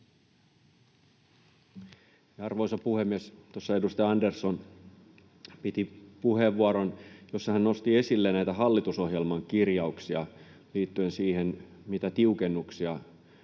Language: Finnish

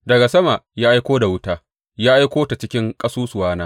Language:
Hausa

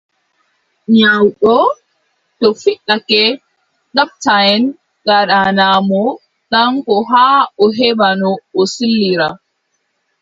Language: Adamawa Fulfulde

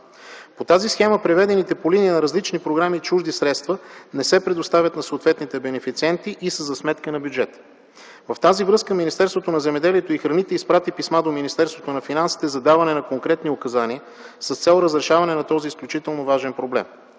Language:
Bulgarian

